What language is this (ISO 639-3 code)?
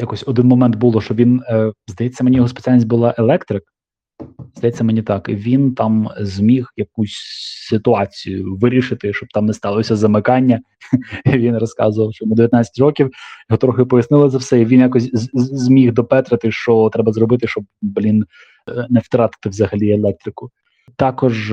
ukr